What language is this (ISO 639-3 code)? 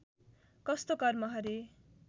nep